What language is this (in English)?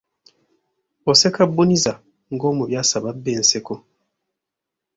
Ganda